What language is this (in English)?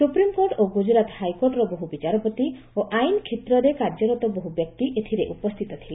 Odia